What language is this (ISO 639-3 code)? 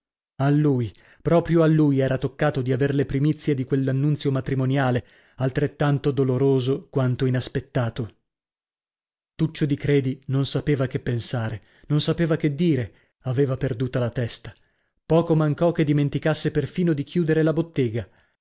ita